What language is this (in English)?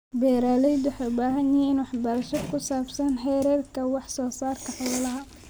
Somali